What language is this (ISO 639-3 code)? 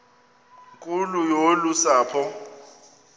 xho